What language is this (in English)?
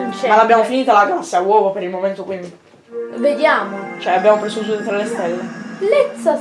Italian